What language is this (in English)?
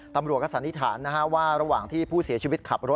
Thai